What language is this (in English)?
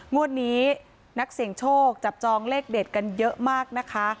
Thai